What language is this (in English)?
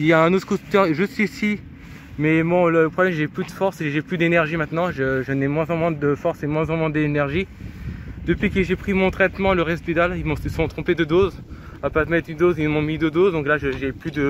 French